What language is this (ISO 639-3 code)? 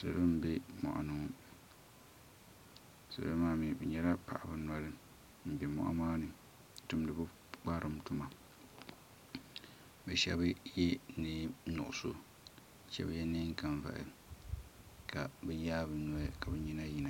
dag